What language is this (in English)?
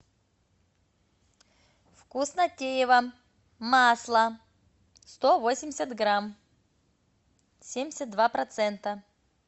Russian